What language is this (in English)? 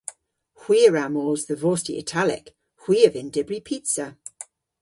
Cornish